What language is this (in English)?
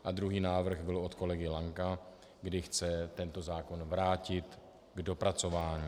Czech